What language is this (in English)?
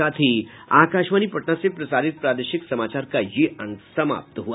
Hindi